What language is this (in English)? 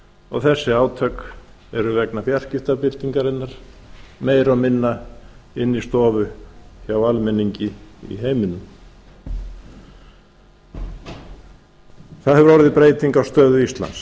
Icelandic